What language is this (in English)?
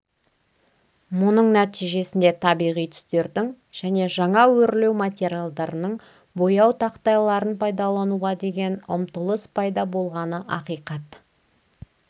Kazakh